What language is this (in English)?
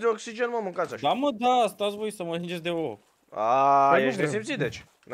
Romanian